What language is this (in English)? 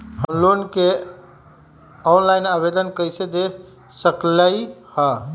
Magahi